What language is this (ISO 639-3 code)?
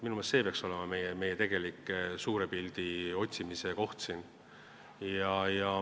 est